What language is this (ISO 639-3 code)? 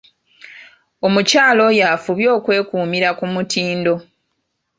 lug